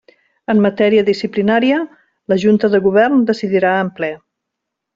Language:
Catalan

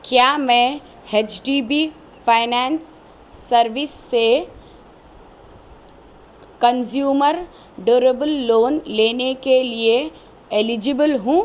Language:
Urdu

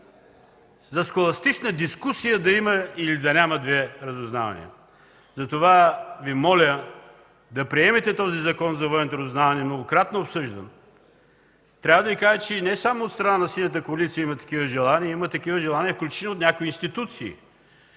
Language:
Bulgarian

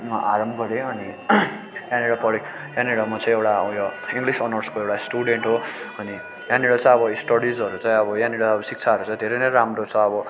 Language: Nepali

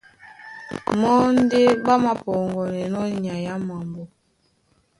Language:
Duala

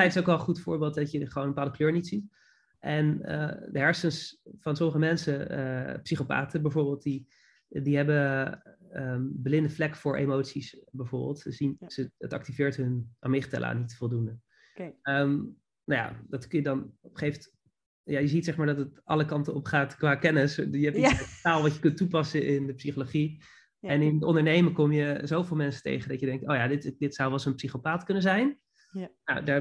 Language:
Dutch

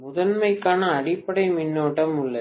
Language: Tamil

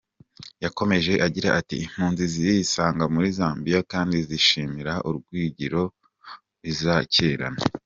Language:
Kinyarwanda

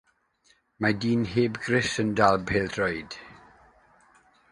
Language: Welsh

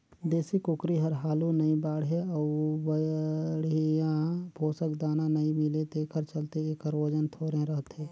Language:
Chhattisgarhi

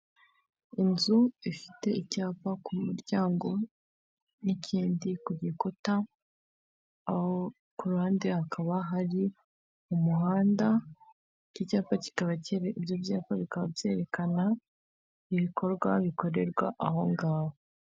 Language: Kinyarwanda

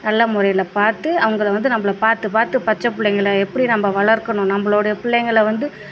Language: Tamil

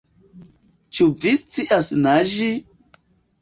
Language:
Esperanto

